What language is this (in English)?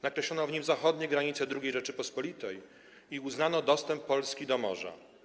Polish